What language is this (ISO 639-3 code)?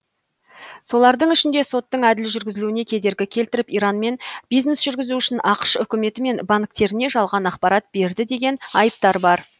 kaz